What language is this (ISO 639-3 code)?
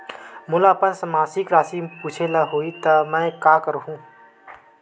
hne